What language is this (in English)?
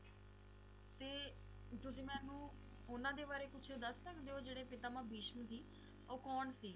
Punjabi